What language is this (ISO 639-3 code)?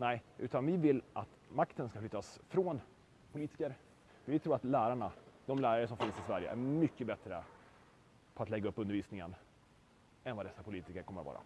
swe